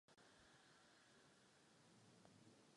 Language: Czech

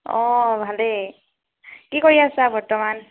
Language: Assamese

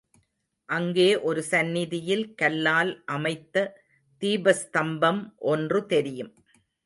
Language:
Tamil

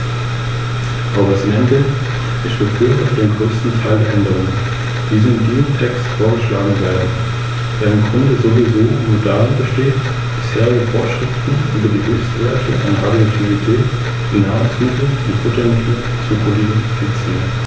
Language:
German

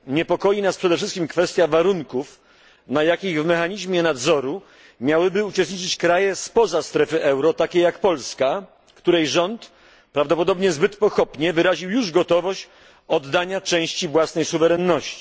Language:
Polish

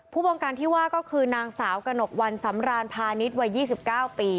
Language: Thai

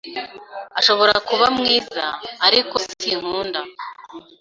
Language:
Kinyarwanda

